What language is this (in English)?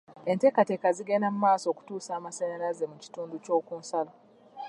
Ganda